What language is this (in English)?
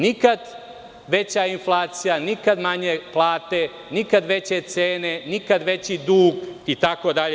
Serbian